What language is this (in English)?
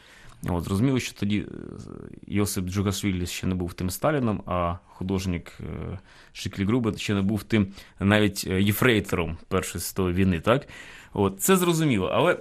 Ukrainian